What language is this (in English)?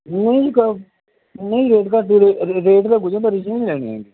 Punjabi